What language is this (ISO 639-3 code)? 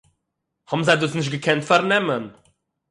yid